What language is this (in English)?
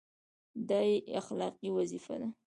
Pashto